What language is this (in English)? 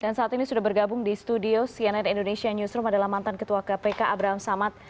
Indonesian